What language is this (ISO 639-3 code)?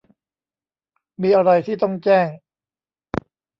tha